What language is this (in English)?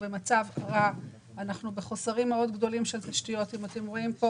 Hebrew